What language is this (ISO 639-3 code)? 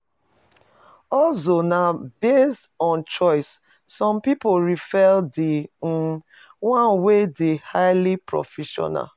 pcm